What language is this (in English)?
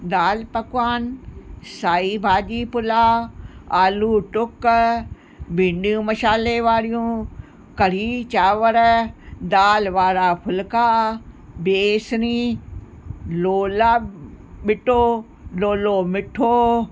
Sindhi